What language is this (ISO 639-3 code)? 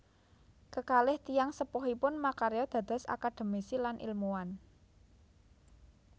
jav